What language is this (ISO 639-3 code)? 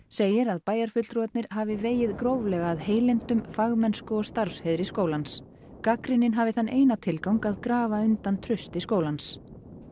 isl